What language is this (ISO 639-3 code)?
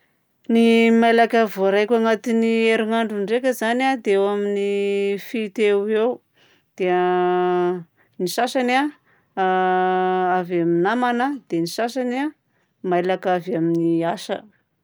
bzc